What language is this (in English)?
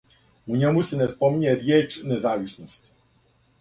Serbian